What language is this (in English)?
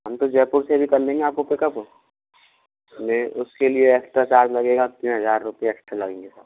Hindi